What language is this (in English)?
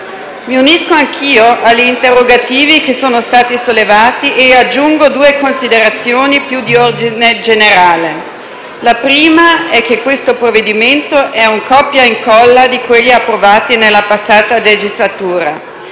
Italian